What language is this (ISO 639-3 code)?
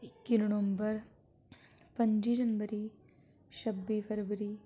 doi